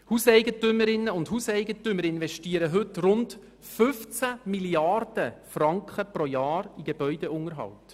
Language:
Swiss German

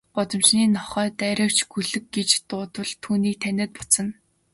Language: Mongolian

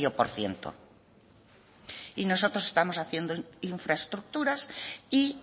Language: Spanish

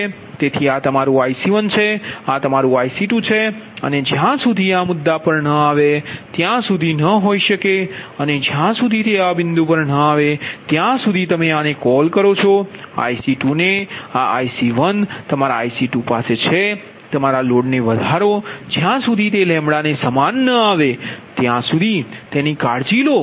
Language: Gujarati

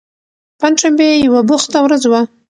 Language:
Pashto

